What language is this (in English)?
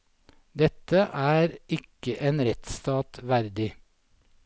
Norwegian